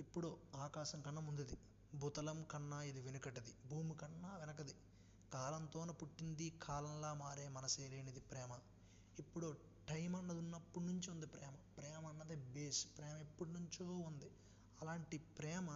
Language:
Telugu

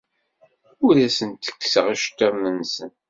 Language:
Kabyle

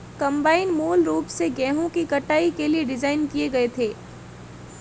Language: Hindi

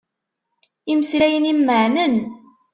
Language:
Kabyle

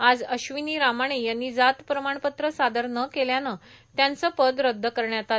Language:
Marathi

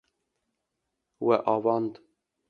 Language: Kurdish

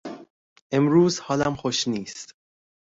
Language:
Persian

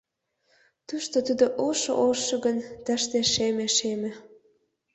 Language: Mari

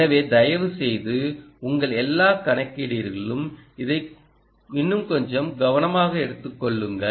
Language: Tamil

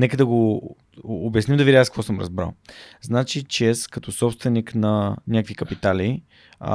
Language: Bulgarian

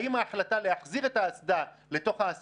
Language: Hebrew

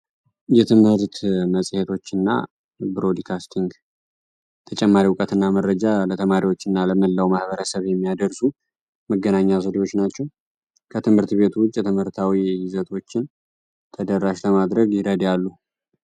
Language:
Amharic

